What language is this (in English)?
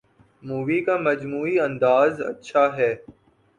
Urdu